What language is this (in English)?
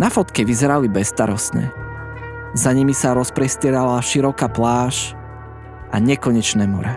Slovak